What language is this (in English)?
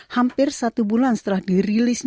Indonesian